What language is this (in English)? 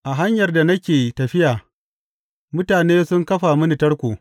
Hausa